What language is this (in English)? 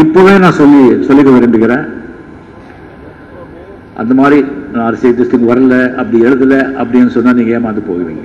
Arabic